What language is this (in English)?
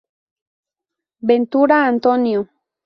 Spanish